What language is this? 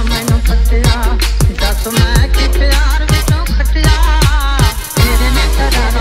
Turkish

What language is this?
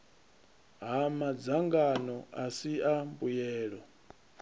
Venda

